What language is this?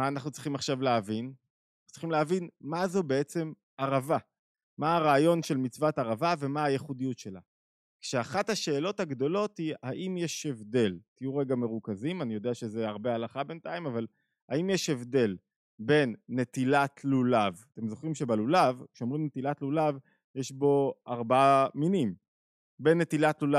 Hebrew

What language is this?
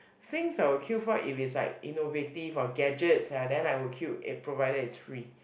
English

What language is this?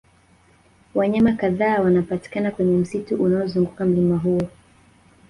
Swahili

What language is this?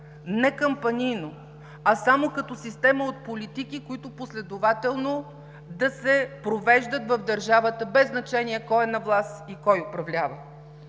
Bulgarian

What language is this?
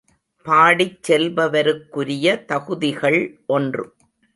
Tamil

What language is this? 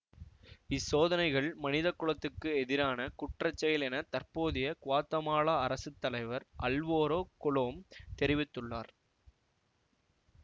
Tamil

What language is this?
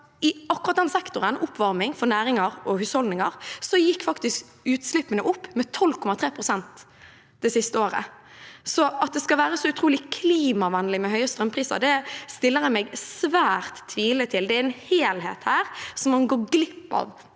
Norwegian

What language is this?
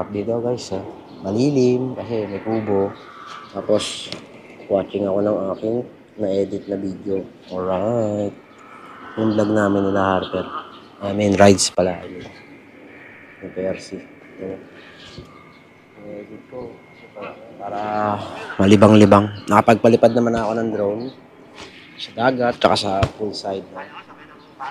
Filipino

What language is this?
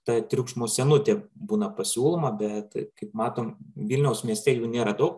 Lithuanian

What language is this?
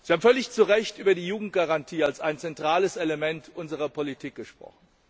German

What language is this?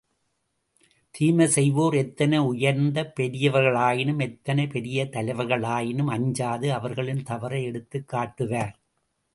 Tamil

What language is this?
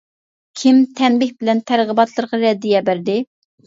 Uyghur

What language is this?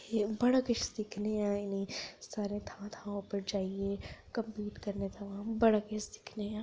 Dogri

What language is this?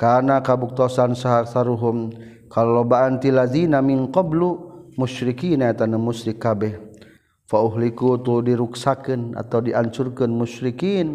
Malay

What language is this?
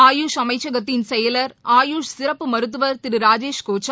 Tamil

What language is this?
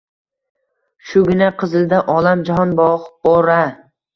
Uzbek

